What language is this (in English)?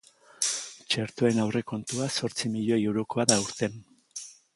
Basque